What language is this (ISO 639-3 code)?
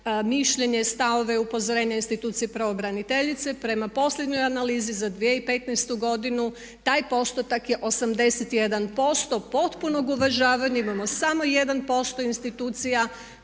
hrv